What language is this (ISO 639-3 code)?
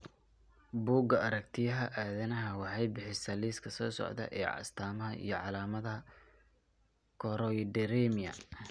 som